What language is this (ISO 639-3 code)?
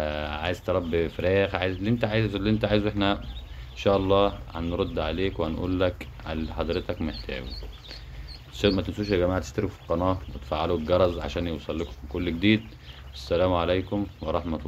ara